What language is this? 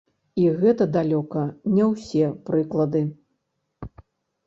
Belarusian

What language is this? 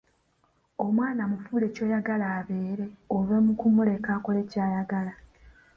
Ganda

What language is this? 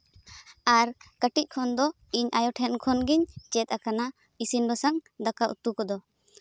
Santali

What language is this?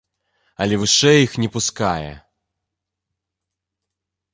Belarusian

